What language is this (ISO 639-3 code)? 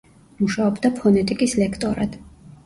kat